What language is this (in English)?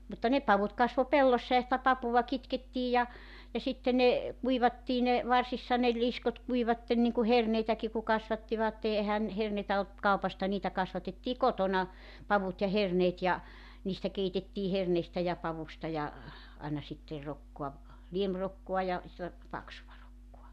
Finnish